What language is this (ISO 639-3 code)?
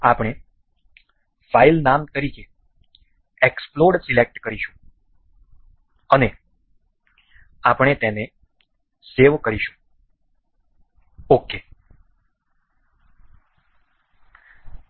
guj